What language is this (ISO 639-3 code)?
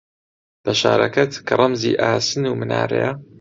ckb